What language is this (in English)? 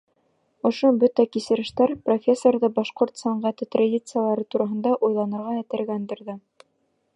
Bashkir